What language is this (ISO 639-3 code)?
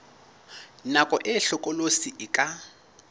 sot